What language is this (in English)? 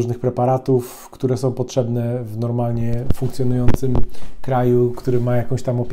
Polish